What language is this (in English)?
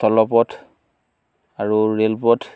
Assamese